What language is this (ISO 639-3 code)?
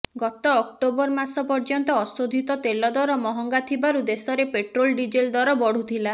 ori